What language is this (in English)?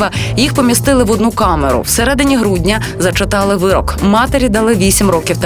Ukrainian